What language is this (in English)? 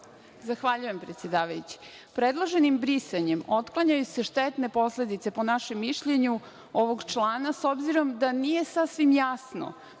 Serbian